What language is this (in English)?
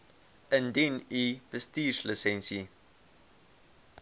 Afrikaans